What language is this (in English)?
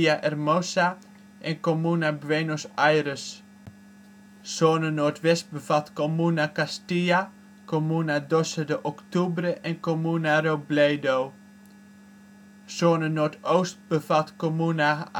Dutch